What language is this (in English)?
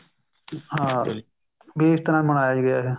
Punjabi